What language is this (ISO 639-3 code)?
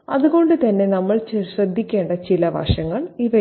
mal